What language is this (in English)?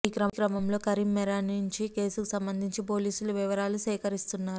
Telugu